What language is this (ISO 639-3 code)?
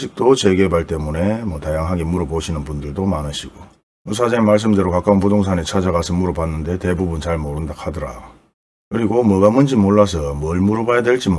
kor